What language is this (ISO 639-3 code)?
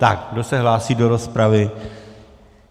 ces